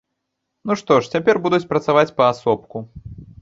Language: Belarusian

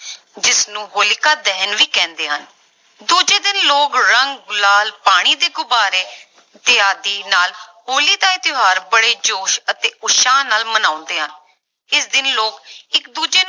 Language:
Punjabi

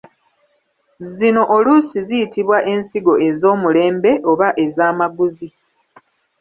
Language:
Ganda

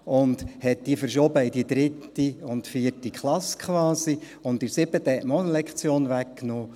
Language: Swiss German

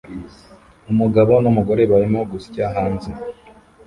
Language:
Kinyarwanda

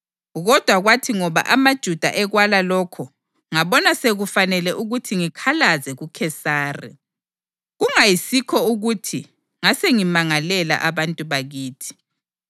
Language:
North Ndebele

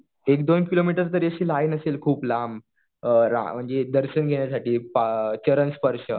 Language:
Marathi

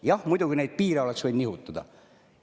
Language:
Estonian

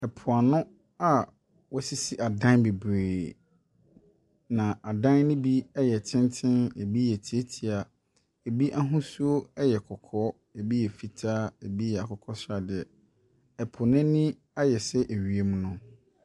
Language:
Akan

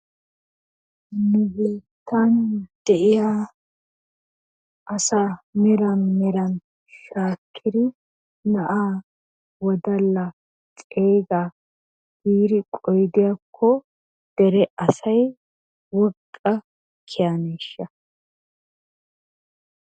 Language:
Wolaytta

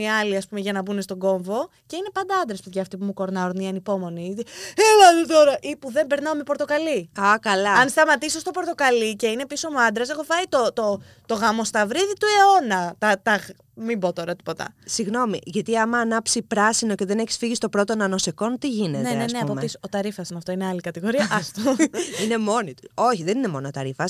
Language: Greek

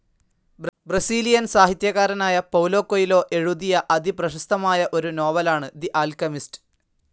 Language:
Malayalam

